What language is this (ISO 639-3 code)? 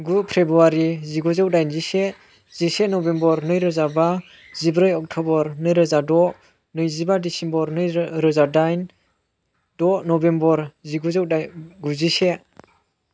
brx